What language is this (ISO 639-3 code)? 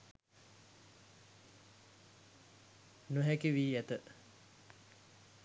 sin